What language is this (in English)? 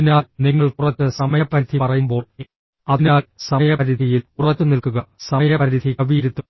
Malayalam